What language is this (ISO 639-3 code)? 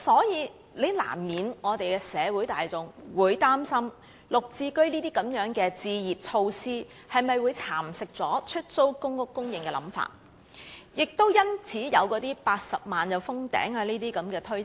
yue